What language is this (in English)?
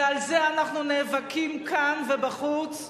Hebrew